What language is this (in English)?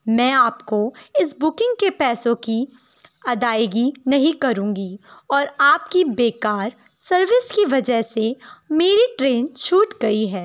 Urdu